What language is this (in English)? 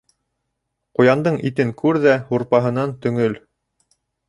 Bashkir